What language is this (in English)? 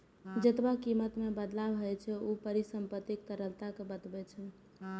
Maithili